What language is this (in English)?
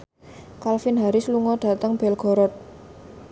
Javanese